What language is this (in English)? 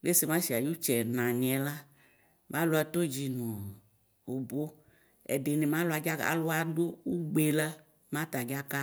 Ikposo